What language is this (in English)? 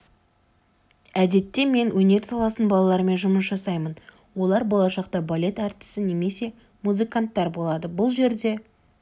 Kazakh